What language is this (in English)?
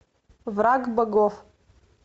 Russian